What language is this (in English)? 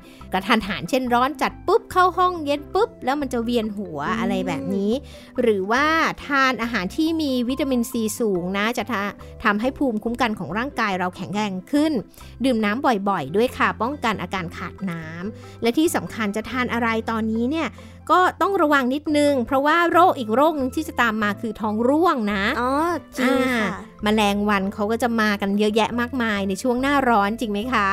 Thai